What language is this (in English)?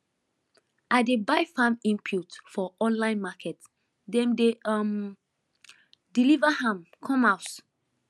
Nigerian Pidgin